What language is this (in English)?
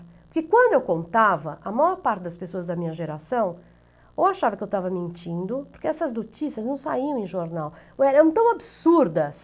Portuguese